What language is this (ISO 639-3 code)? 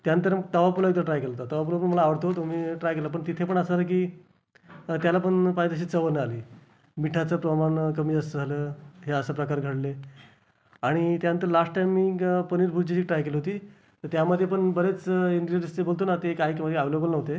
mar